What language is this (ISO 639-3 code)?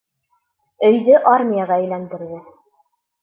bak